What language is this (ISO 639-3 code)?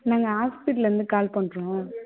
tam